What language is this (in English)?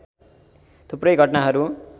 Nepali